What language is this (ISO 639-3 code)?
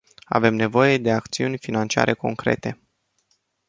ron